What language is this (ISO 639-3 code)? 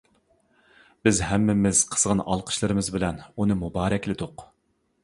uig